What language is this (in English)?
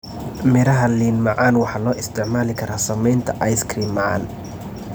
Somali